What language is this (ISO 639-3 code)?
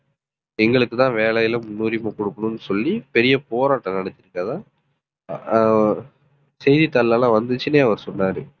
tam